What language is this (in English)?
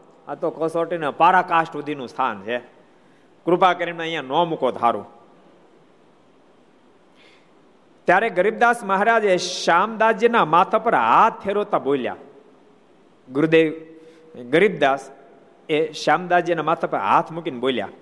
Gujarati